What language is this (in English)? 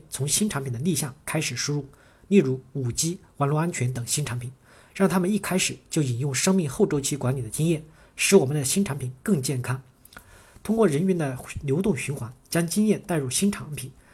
Chinese